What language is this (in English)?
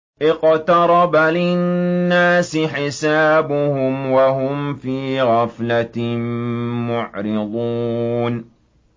Arabic